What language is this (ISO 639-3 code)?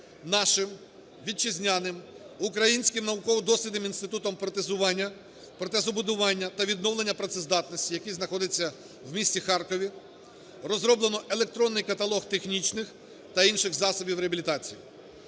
ukr